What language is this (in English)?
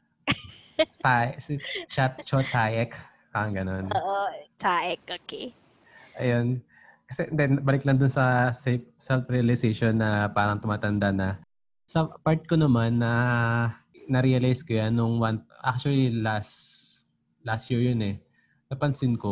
Filipino